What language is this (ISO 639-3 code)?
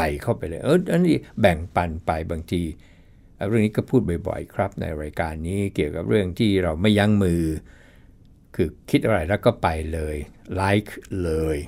tha